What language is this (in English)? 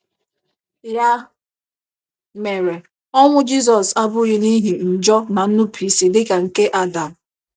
Igbo